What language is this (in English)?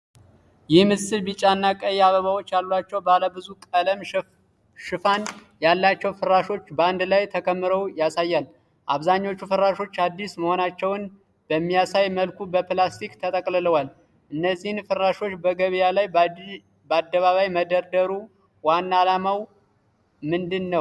Amharic